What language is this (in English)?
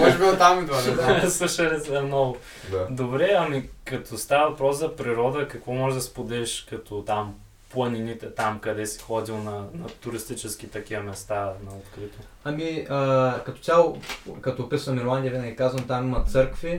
Bulgarian